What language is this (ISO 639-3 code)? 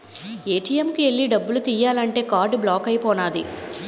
tel